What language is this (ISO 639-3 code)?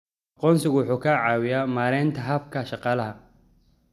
som